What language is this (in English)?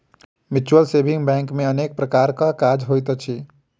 Maithili